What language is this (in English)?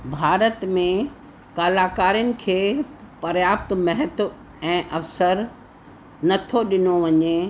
Sindhi